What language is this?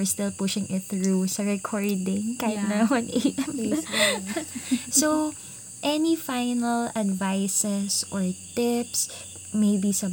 Filipino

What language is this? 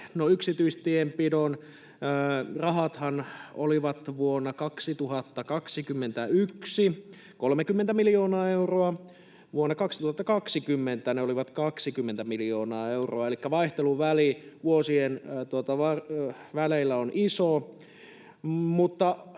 Finnish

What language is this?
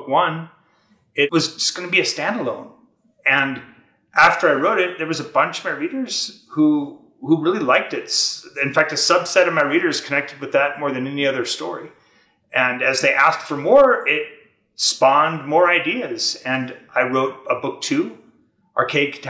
English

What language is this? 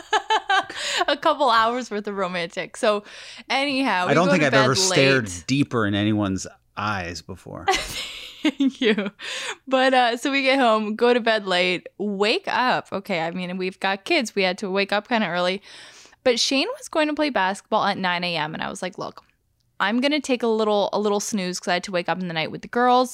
English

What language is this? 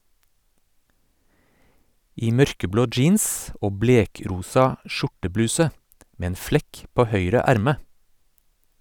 Norwegian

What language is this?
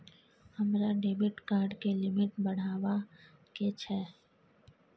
Maithili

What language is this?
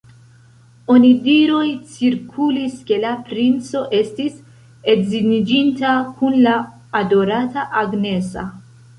Esperanto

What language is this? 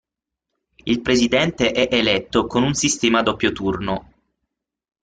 Italian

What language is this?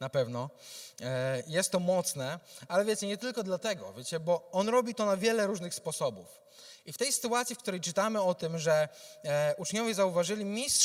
Polish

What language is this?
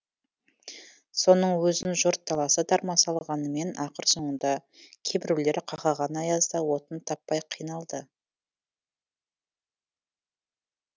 Kazakh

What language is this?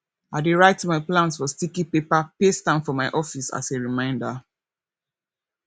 Nigerian Pidgin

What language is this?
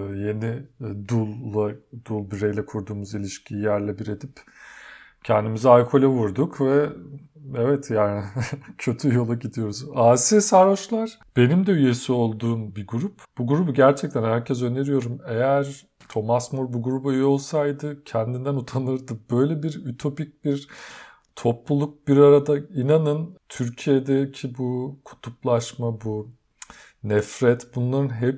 Turkish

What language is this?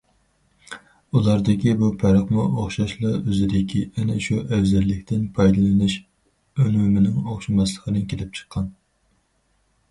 Uyghur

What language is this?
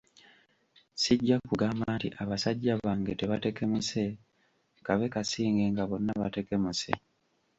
Ganda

